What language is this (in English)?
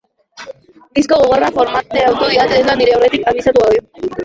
Basque